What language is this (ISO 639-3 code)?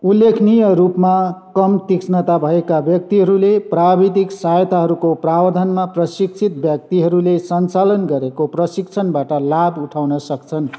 nep